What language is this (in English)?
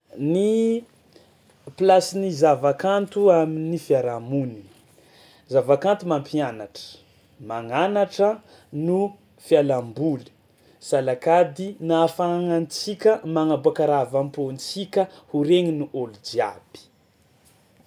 Tsimihety Malagasy